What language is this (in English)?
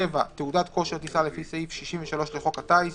Hebrew